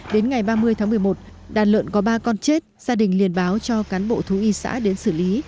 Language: Vietnamese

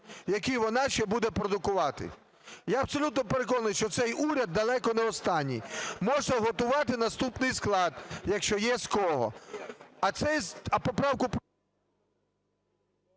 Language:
Ukrainian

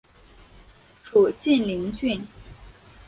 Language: Chinese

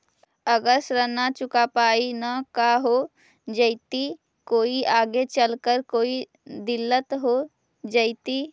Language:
Magahi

